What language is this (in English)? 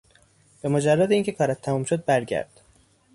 Persian